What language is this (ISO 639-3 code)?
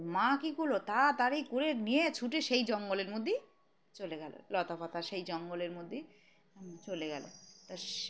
ben